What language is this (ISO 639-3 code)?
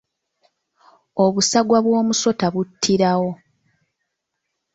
lug